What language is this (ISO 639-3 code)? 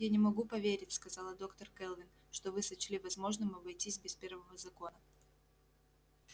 rus